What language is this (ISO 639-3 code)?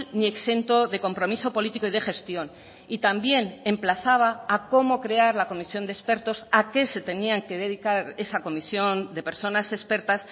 spa